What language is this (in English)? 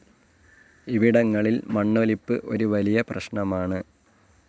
Malayalam